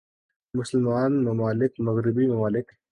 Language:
Urdu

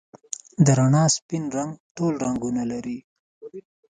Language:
Pashto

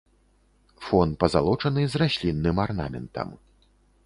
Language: Belarusian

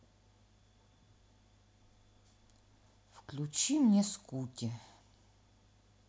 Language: Russian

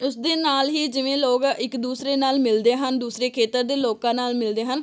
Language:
Punjabi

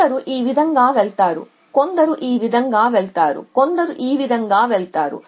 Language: Telugu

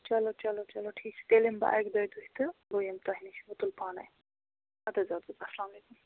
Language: Kashmiri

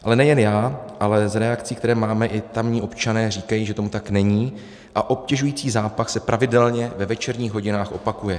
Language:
Czech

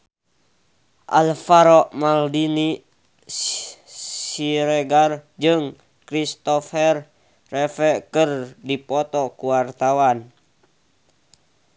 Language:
Sundanese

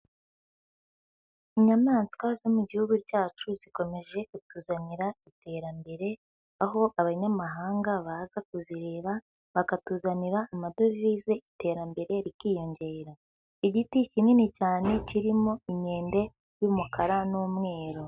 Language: Kinyarwanda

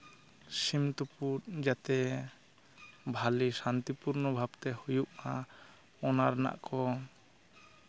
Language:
Santali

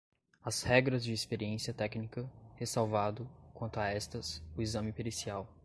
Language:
Portuguese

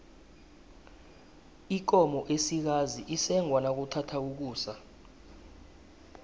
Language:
South Ndebele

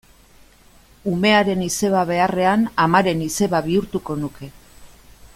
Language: Basque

